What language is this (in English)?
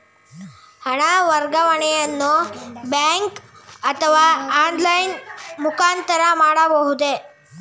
Kannada